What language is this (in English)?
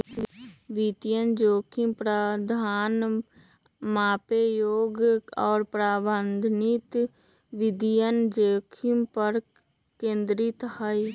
Magahi